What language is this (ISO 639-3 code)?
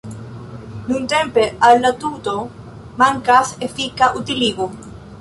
epo